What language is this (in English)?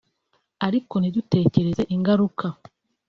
Kinyarwanda